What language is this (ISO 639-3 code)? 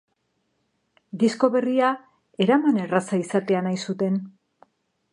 eus